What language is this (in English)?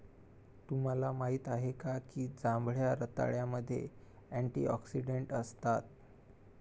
Marathi